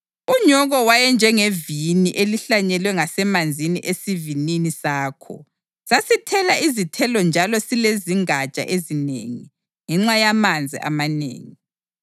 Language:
North Ndebele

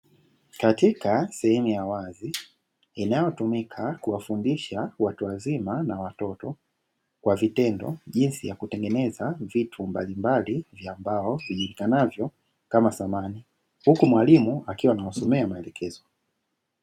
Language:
Swahili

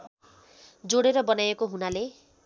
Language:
Nepali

